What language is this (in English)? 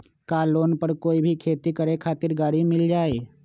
Magahi